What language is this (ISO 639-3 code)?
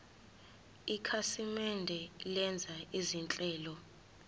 zul